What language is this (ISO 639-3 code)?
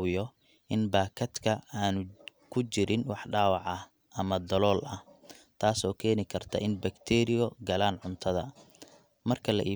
som